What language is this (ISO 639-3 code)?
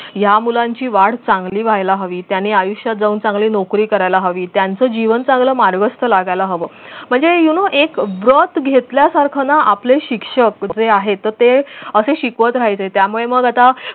mar